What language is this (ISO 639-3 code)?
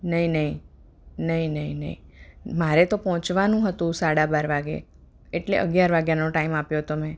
guj